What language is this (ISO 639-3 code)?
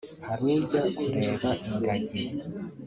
kin